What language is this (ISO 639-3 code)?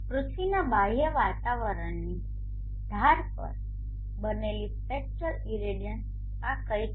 guj